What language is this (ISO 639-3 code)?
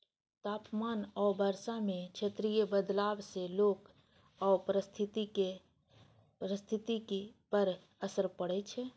mai